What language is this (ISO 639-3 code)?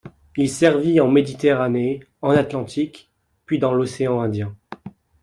fra